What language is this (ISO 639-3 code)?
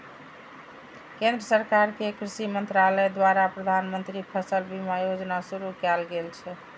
mai